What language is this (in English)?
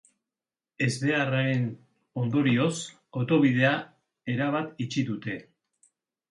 Basque